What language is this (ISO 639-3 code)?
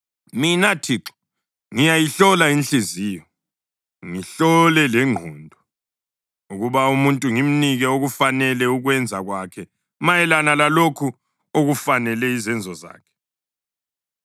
nde